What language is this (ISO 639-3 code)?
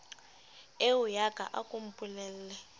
sot